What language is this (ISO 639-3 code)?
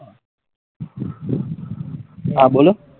guj